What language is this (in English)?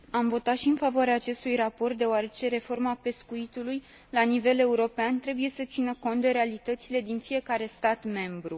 Romanian